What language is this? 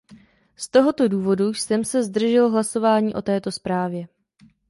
Czech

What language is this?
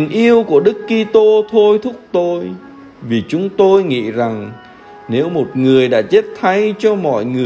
Vietnamese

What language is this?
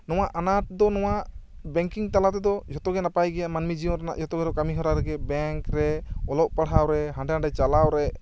Santali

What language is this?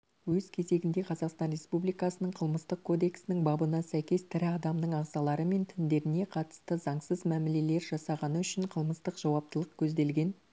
Kazakh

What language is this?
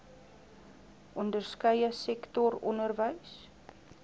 Afrikaans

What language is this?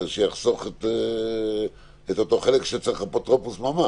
Hebrew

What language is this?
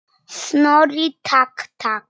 Icelandic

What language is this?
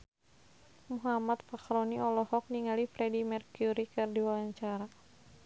Sundanese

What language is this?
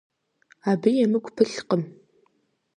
Kabardian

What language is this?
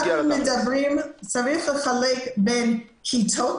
Hebrew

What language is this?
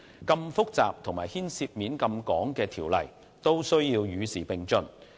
Cantonese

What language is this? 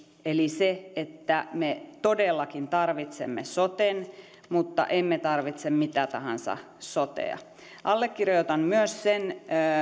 Finnish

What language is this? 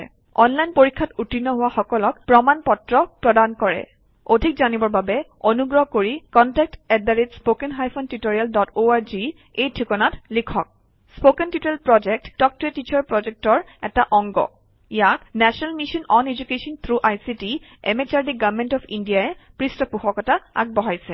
Assamese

